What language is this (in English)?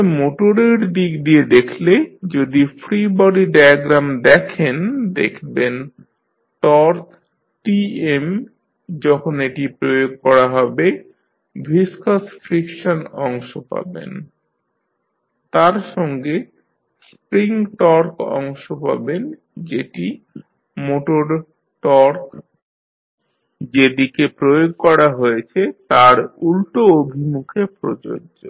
Bangla